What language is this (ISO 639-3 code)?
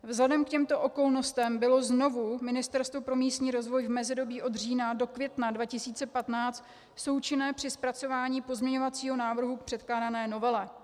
ces